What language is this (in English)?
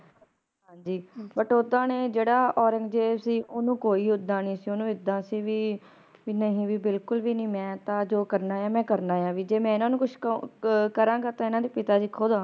Punjabi